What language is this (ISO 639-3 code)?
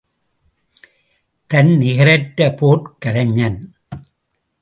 tam